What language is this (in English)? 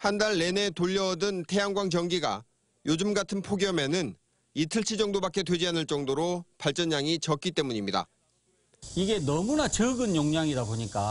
Korean